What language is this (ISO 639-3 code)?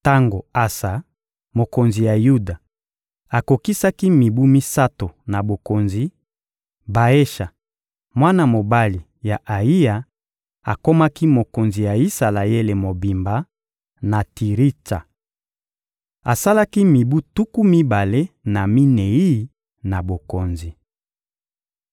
lin